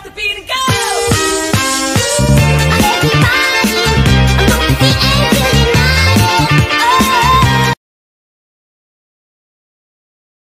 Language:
English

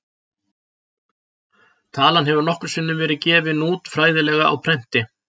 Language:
Icelandic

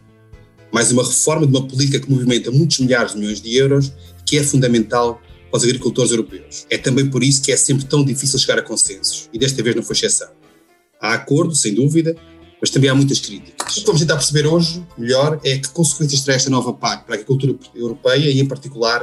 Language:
Portuguese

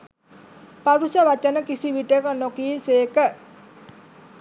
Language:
Sinhala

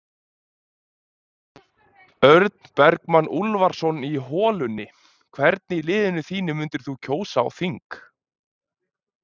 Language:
Icelandic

